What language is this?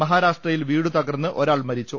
Malayalam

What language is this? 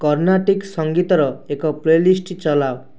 Odia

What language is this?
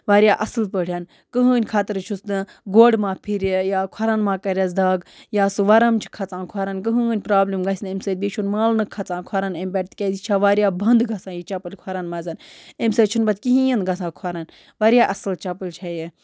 Kashmiri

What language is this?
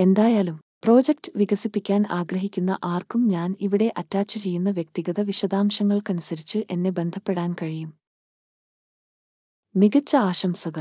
Malayalam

